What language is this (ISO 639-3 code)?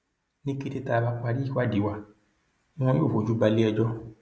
yor